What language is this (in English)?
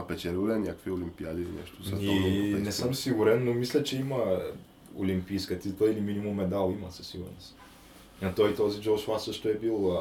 Bulgarian